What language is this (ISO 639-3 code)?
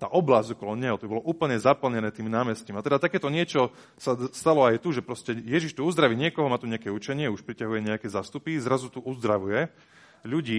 slk